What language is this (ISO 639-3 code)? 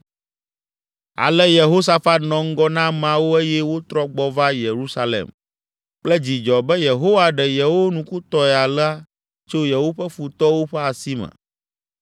ewe